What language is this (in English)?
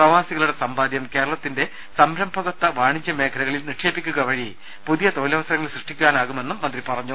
Malayalam